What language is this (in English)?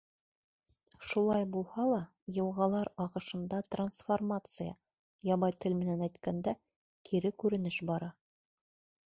Bashkir